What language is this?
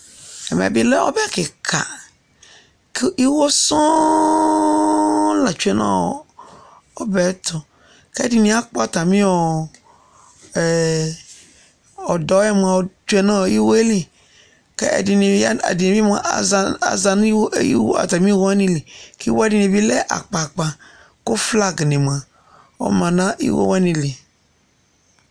Ikposo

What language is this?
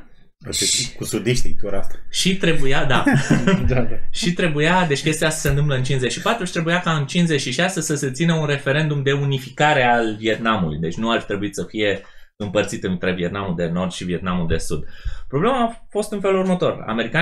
Romanian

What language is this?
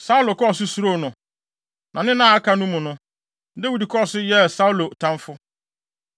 Akan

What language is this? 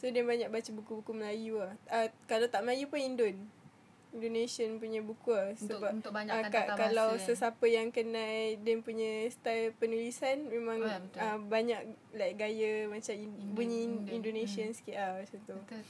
Malay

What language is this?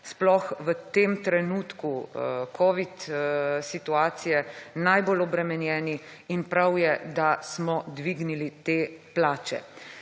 Slovenian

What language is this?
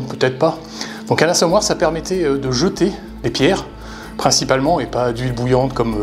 French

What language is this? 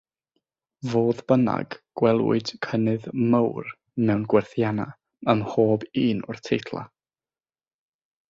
Welsh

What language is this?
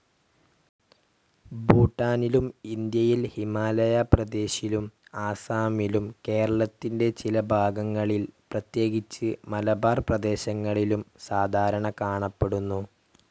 Malayalam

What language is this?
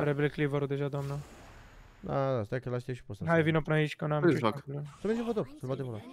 Romanian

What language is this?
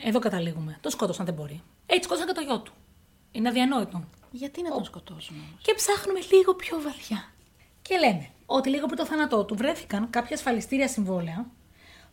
Greek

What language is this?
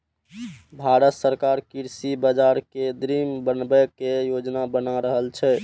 Maithili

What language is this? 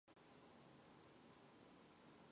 Mongolian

